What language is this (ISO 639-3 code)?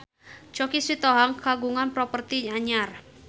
sun